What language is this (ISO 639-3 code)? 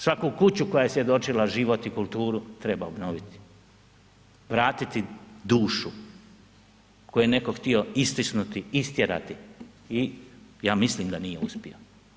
hrv